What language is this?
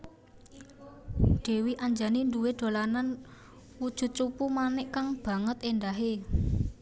Javanese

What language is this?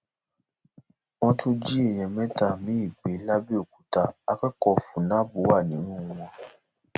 Yoruba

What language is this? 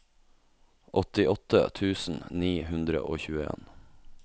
Norwegian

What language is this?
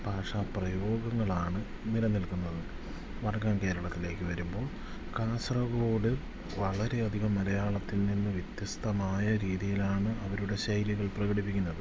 Malayalam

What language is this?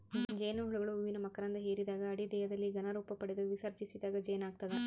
Kannada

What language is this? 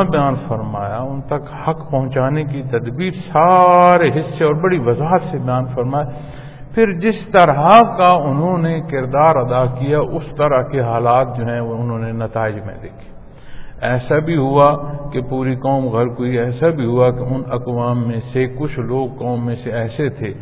Punjabi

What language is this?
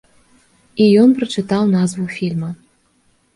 Belarusian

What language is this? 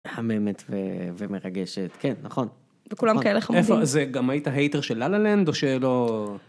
Hebrew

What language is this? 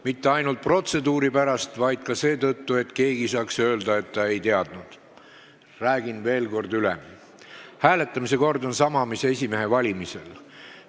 Estonian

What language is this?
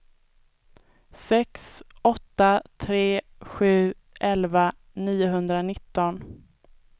Swedish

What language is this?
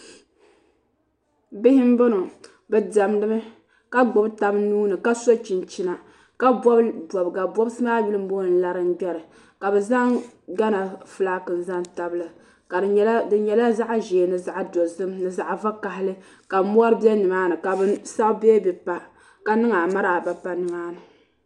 Dagbani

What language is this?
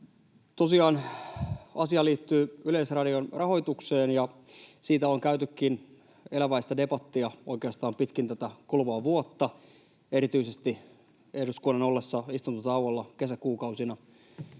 Finnish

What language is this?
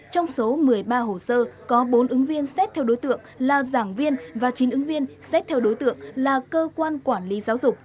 Vietnamese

